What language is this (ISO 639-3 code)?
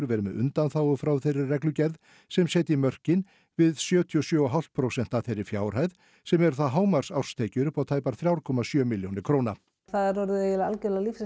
isl